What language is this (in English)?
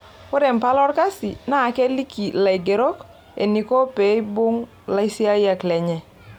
Masai